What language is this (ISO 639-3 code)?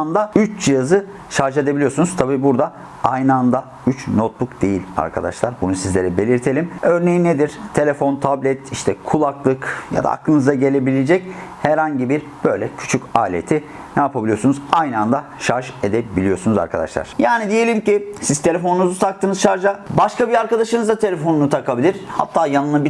tur